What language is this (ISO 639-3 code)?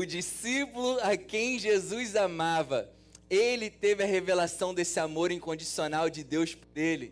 por